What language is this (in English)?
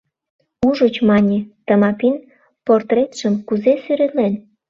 Mari